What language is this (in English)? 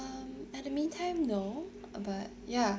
English